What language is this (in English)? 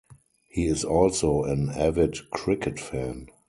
English